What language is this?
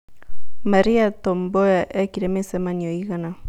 Kikuyu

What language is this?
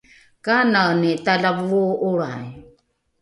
Rukai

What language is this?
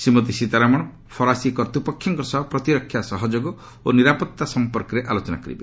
Odia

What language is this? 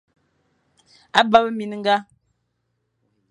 Fang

